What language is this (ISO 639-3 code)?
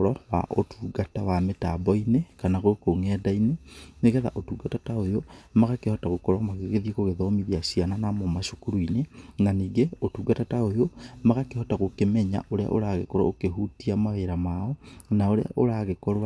kik